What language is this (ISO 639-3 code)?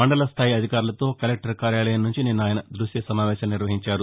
tel